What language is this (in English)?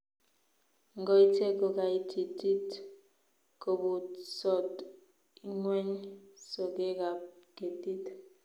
Kalenjin